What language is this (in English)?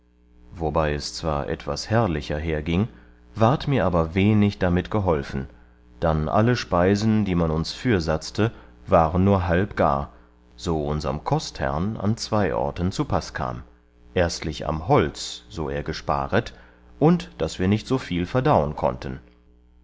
German